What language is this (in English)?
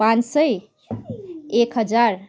Nepali